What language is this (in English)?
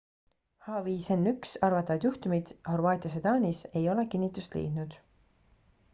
Estonian